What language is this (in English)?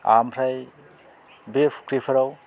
Bodo